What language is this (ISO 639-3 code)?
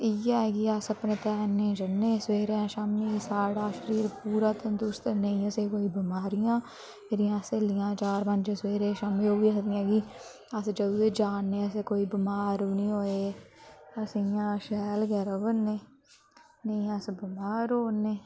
doi